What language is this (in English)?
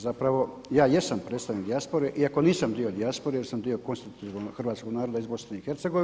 Croatian